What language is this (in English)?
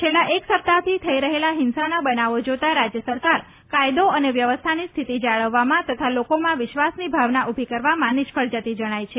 Gujarati